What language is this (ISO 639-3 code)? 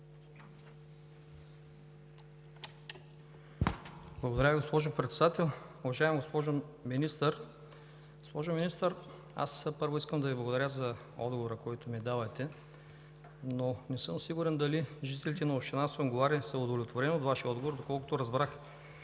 bul